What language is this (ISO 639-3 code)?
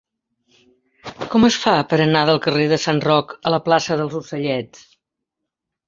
cat